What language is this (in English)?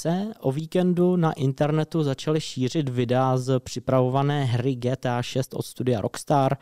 Czech